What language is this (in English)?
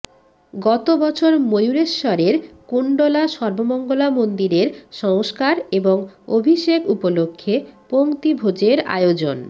Bangla